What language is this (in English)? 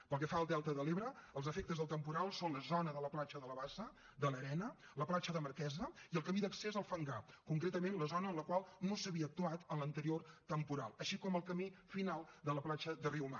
Catalan